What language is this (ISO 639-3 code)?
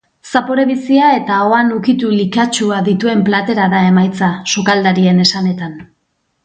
eus